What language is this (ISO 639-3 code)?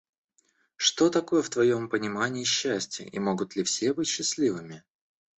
rus